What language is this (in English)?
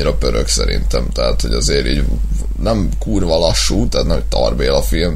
Hungarian